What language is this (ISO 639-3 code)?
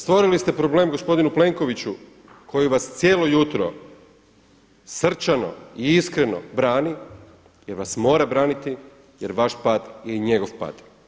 hrv